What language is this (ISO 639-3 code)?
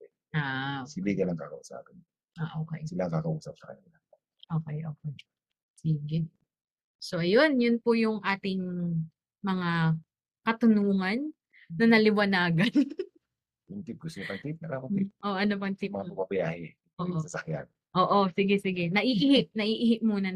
fil